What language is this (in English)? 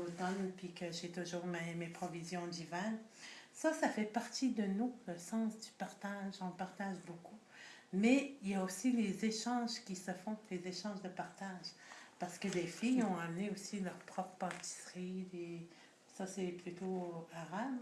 French